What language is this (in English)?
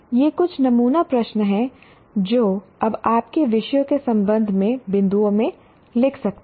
Hindi